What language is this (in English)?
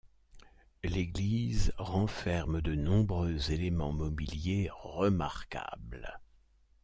French